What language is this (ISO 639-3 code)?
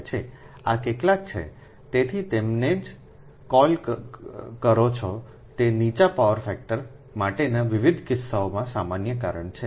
guj